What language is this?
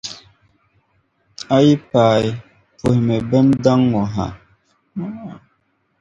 Dagbani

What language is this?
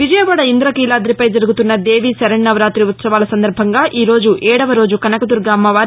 Telugu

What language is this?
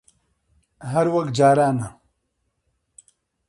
Central Kurdish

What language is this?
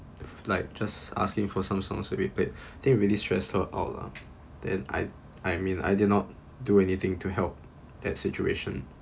English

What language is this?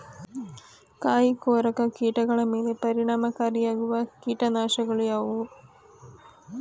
Kannada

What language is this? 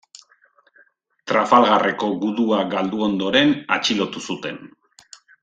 Basque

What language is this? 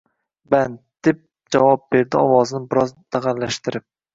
Uzbek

